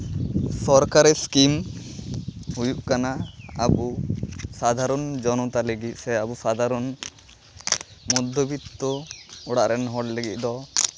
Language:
Santali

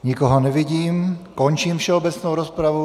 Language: Czech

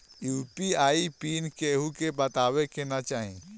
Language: Bhojpuri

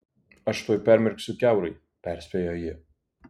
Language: Lithuanian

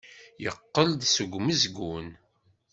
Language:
Kabyle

